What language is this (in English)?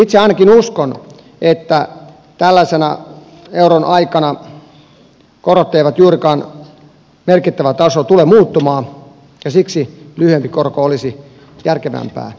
Finnish